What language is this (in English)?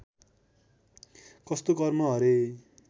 Nepali